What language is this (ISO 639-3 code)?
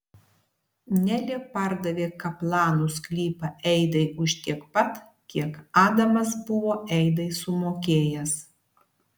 lit